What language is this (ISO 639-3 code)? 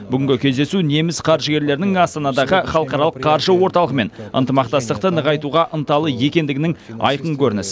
kaz